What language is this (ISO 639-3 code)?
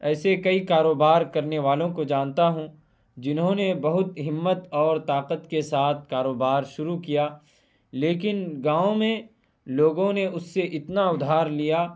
urd